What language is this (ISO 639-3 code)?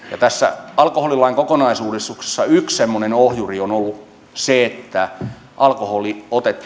fin